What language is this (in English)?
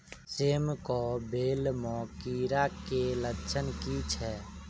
Maithili